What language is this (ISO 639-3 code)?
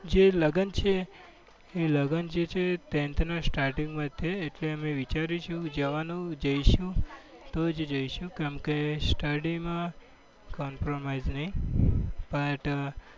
guj